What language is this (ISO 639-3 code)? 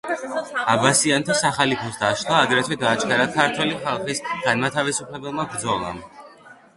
kat